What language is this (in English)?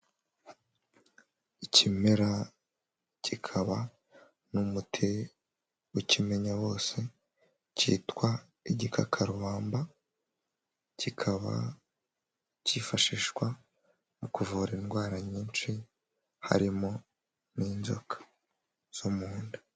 Kinyarwanda